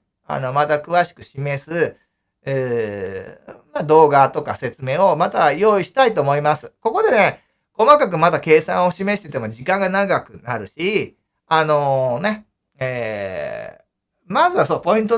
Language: Japanese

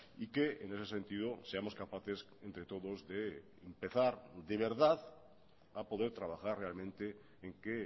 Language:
Spanish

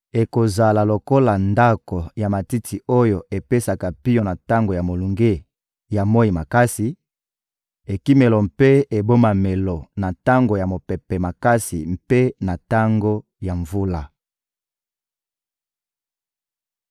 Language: Lingala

